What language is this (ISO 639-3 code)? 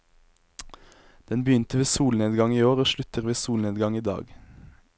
nor